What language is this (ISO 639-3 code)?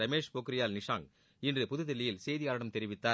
tam